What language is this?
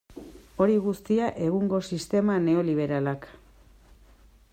Basque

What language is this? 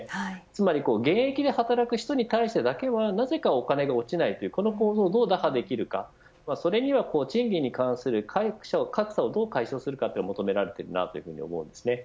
Japanese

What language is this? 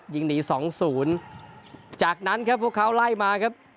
Thai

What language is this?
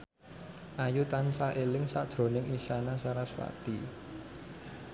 Javanese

